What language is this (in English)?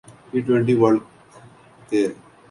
Urdu